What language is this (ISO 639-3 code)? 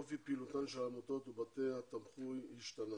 heb